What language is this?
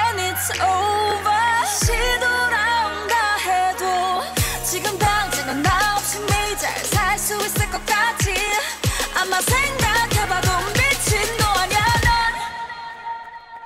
Korean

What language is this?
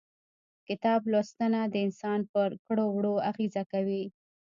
Pashto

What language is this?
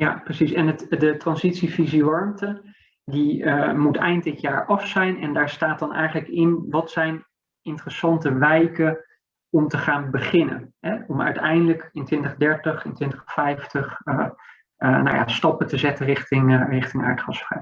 Dutch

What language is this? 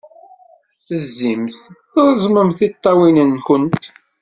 Kabyle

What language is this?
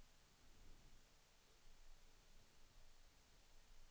Swedish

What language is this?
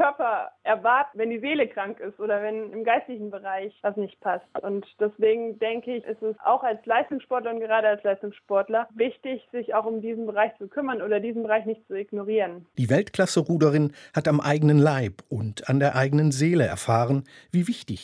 German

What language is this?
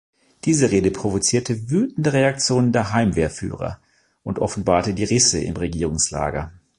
German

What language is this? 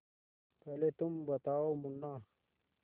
Hindi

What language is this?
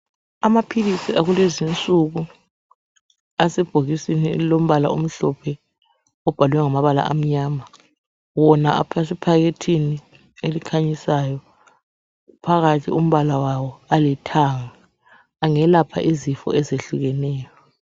North Ndebele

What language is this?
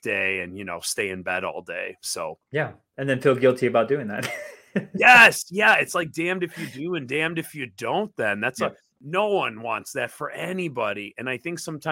English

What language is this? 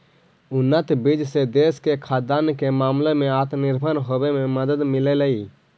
Magahi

